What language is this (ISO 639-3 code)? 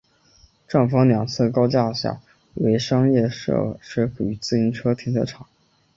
zho